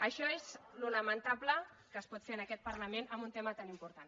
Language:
Catalan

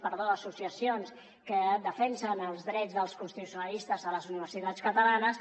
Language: Catalan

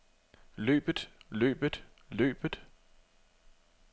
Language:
Danish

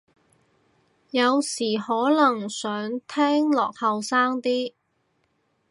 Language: Cantonese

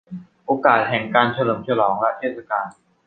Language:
Thai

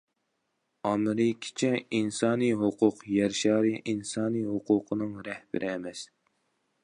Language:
Uyghur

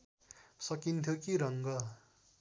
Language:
Nepali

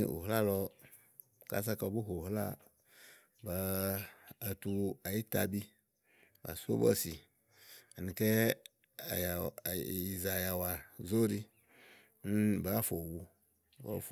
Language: Igo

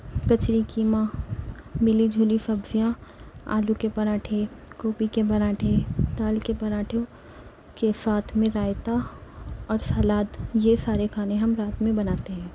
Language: Urdu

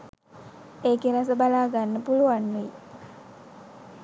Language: Sinhala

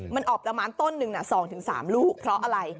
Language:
Thai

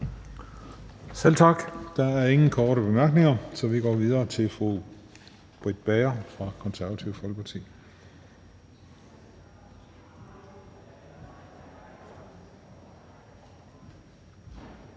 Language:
Danish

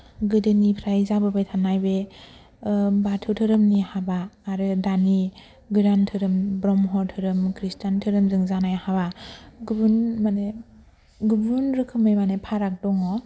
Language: Bodo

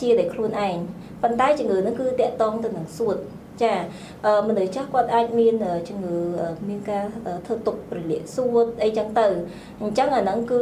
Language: Vietnamese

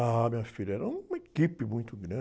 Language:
Portuguese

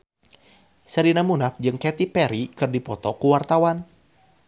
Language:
Sundanese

